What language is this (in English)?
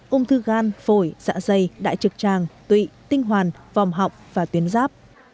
Vietnamese